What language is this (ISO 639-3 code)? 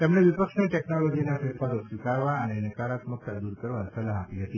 guj